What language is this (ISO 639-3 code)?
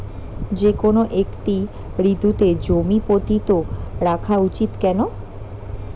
ben